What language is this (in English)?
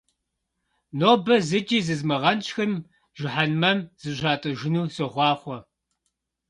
Kabardian